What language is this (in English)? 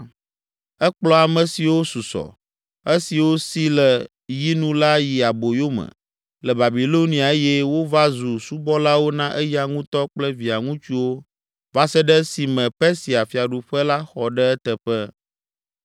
Ewe